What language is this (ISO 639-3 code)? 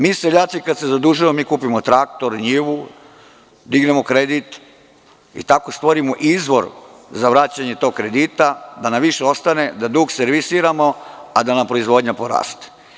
srp